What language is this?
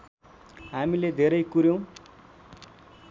Nepali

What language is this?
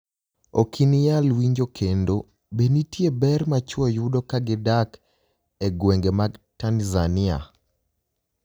Luo (Kenya and Tanzania)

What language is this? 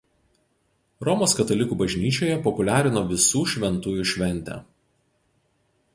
Lithuanian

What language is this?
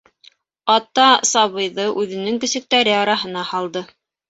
Bashkir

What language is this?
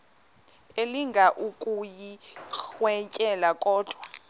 Xhosa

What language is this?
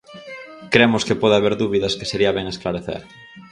Galician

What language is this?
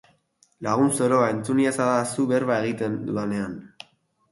Basque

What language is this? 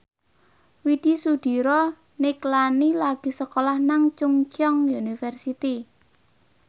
Javanese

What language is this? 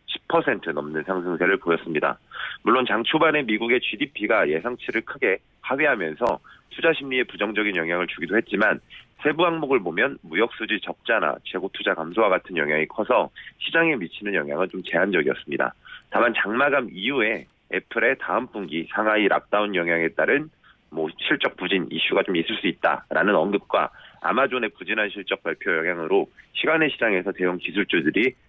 Korean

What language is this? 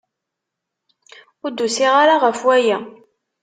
Kabyle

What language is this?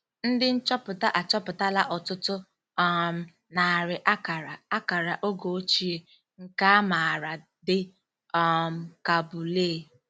Igbo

